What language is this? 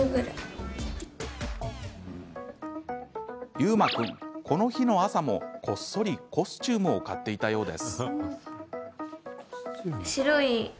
Japanese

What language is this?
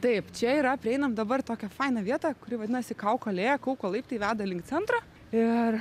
Lithuanian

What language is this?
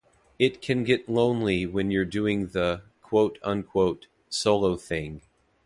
English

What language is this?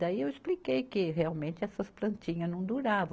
Portuguese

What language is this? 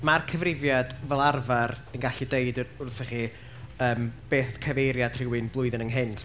Welsh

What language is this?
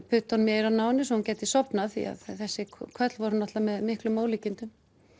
Icelandic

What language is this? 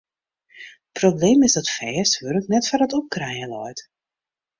Western Frisian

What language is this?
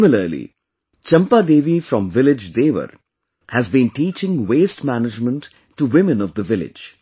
English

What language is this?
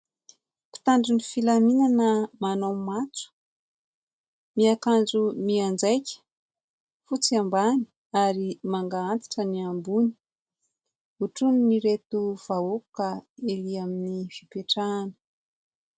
Malagasy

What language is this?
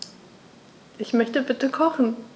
German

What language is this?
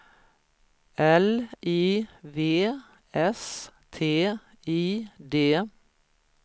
Swedish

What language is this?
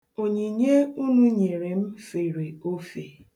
Igbo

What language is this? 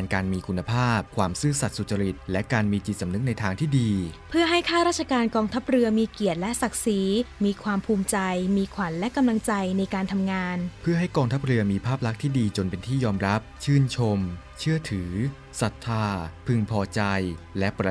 Thai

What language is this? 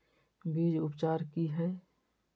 Magahi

